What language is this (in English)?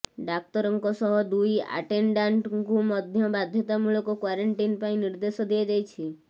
Odia